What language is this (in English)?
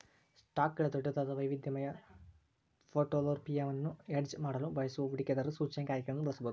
Kannada